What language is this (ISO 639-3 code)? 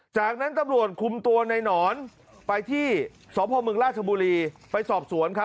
tha